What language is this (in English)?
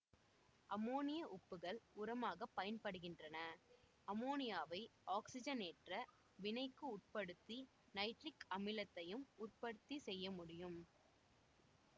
Tamil